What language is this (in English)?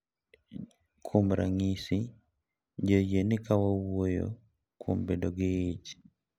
Luo (Kenya and Tanzania)